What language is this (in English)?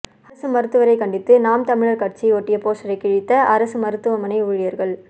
Tamil